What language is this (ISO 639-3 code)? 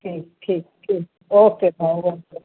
snd